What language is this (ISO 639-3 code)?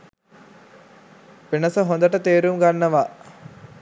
sin